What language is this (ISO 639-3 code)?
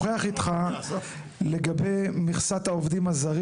heb